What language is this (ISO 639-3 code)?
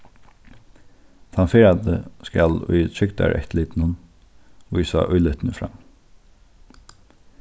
fao